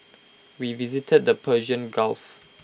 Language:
English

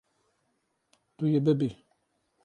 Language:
Kurdish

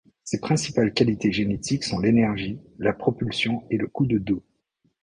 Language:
French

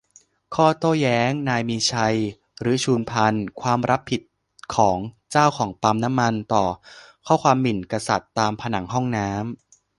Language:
Thai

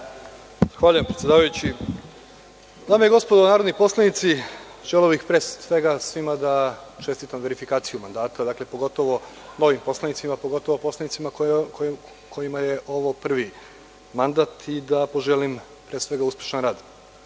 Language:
Serbian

